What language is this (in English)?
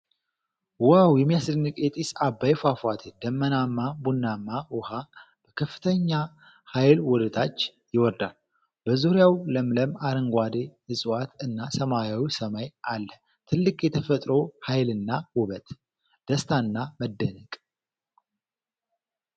Amharic